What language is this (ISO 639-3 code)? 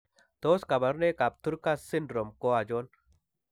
kln